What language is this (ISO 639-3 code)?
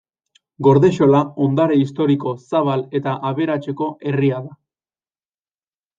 eus